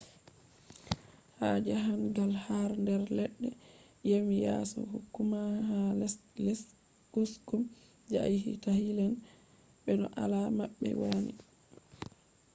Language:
Fula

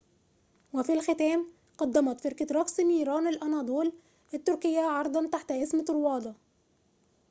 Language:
Arabic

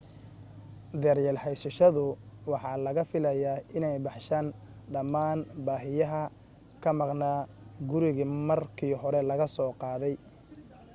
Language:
Somali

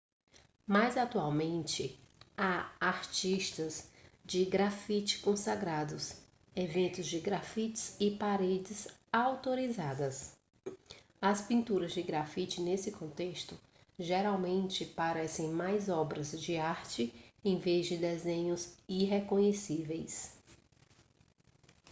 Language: Portuguese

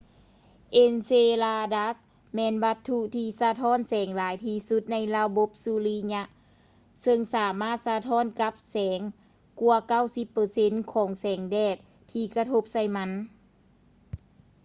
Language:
Lao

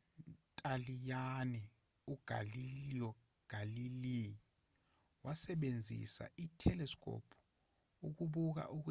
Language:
Zulu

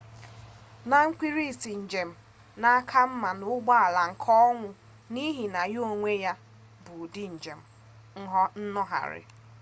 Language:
Igbo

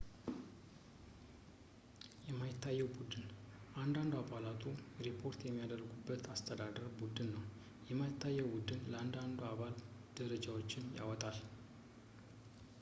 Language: Amharic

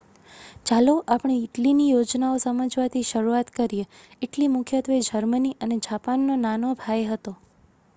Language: Gujarati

